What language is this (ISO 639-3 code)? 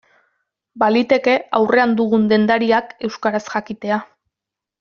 eus